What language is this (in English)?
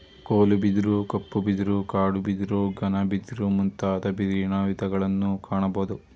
Kannada